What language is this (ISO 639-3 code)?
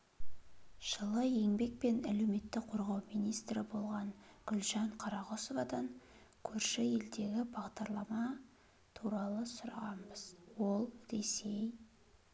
kaz